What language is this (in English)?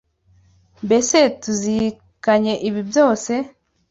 Kinyarwanda